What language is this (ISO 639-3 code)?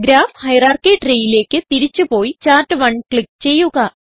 mal